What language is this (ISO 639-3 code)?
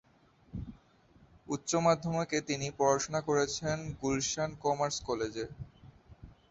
ben